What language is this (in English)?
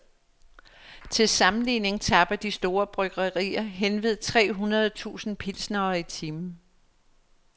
Danish